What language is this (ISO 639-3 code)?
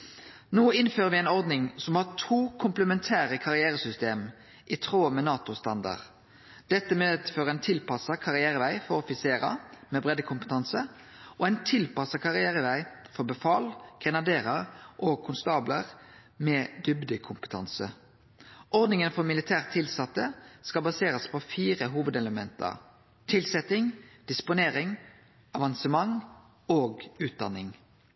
nno